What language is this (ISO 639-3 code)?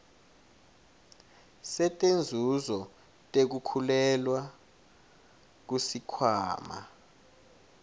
ssw